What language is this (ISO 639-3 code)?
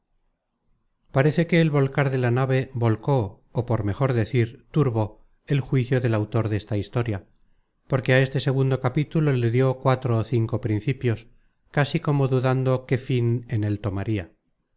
spa